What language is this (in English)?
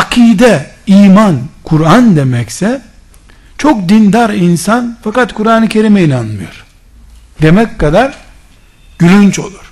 Turkish